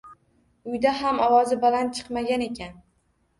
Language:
Uzbek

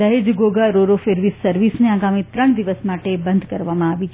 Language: Gujarati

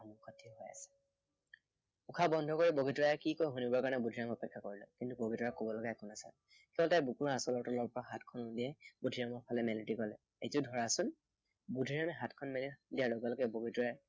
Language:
Assamese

